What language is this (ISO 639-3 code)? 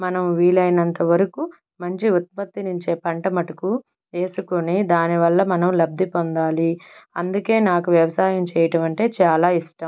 tel